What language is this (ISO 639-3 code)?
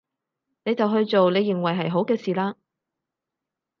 yue